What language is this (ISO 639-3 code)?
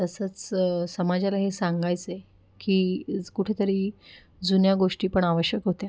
mar